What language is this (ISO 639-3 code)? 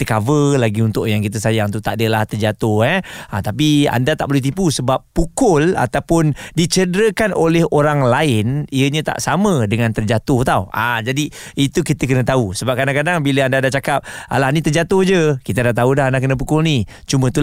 msa